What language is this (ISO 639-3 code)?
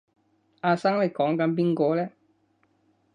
yue